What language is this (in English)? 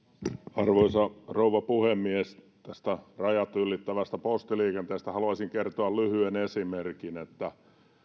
Finnish